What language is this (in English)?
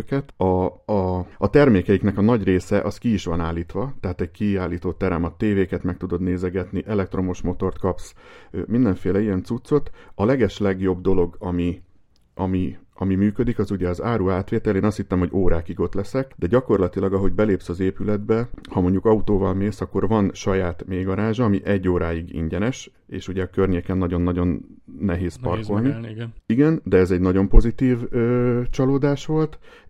Hungarian